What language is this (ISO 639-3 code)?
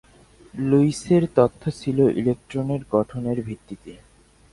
ben